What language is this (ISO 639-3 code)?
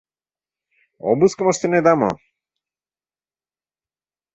chm